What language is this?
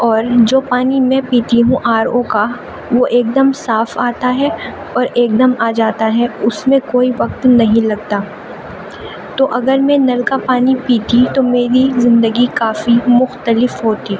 Urdu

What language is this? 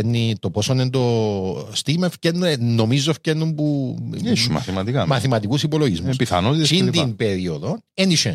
Greek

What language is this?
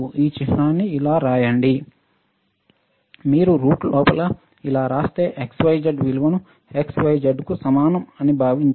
Telugu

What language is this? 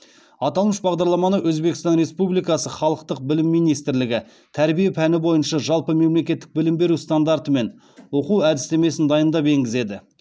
Kazakh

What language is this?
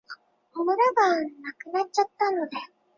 Chinese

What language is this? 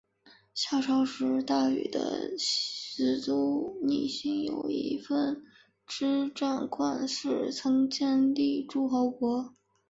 Chinese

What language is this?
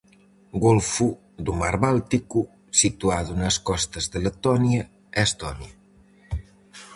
Galician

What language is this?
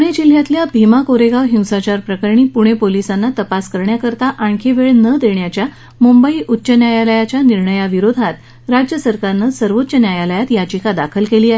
Marathi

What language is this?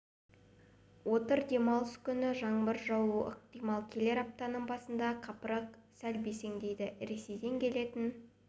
Kazakh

